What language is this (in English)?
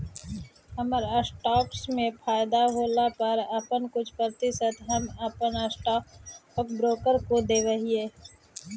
Magahi